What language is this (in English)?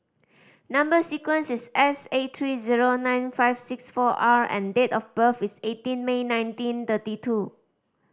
English